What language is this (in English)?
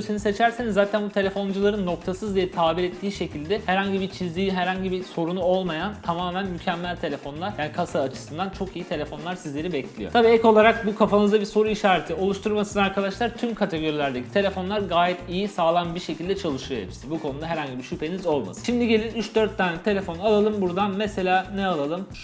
Turkish